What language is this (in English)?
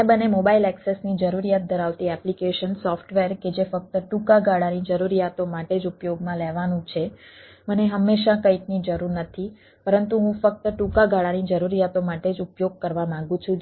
Gujarati